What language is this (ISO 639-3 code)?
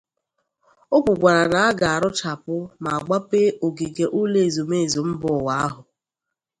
ibo